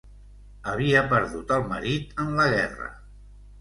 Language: Catalan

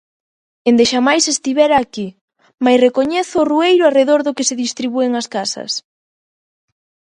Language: Galician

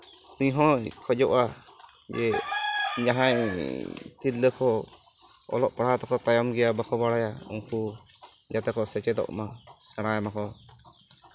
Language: Santali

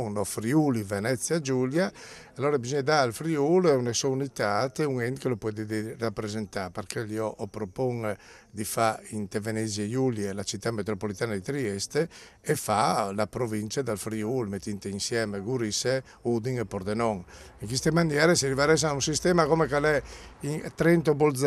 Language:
Italian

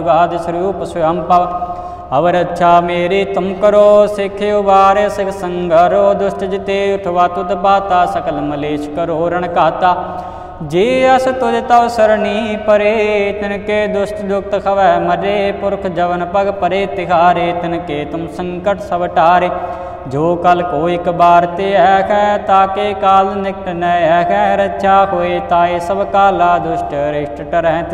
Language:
Hindi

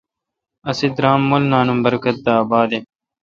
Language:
Kalkoti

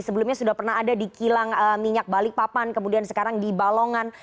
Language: Indonesian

